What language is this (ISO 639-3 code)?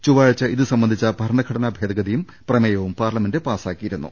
mal